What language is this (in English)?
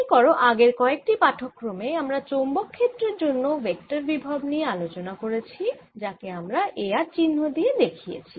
Bangla